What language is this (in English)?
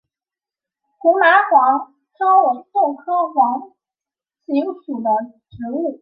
Chinese